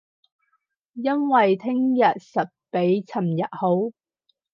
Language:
Cantonese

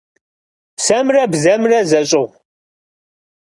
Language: Kabardian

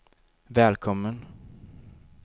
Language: Swedish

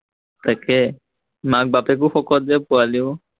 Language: Assamese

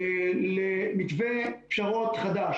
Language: Hebrew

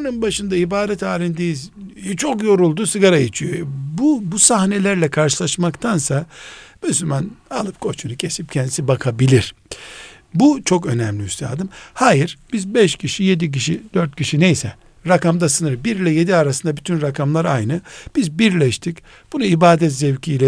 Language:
Turkish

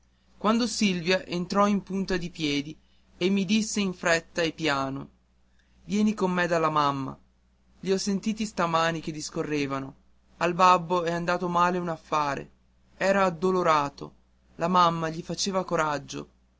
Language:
Italian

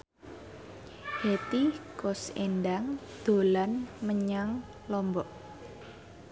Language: Javanese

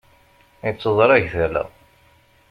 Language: Kabyle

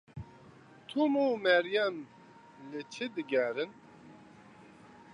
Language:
Kurdish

